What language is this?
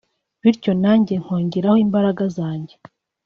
Kinyarwanda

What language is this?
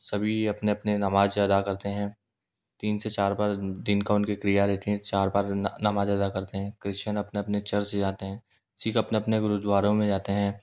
Hindi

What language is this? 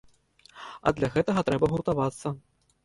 Belarusian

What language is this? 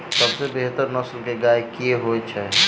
Maithili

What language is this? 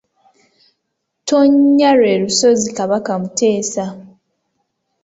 Ganda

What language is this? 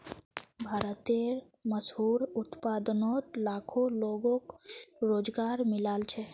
Magahi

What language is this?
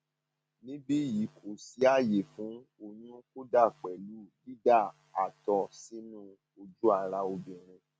Yoruba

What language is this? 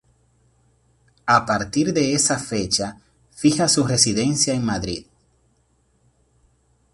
Spanish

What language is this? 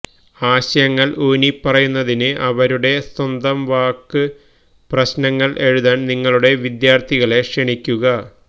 Malayalam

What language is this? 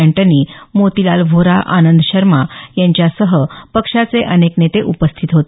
Marathi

